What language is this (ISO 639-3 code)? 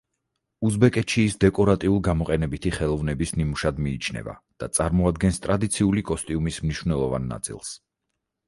kat